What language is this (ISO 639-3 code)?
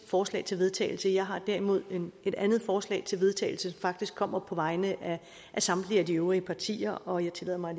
dan